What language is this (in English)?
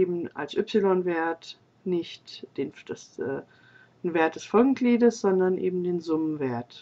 German